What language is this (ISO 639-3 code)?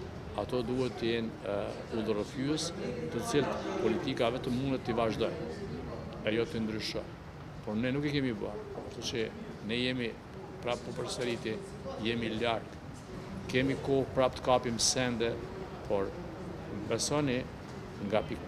ron